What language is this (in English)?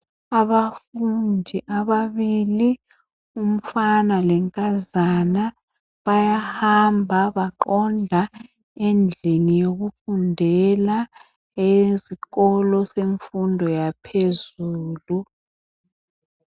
North Ndebele